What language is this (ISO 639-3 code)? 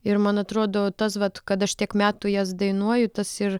lit